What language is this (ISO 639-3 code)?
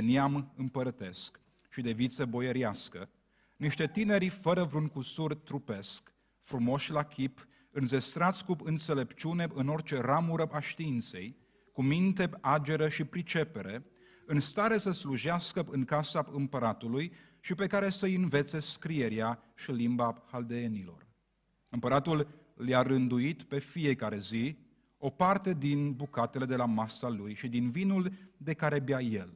ron